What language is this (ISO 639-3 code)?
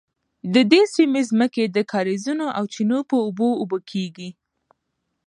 pus